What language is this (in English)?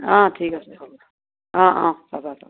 Assamese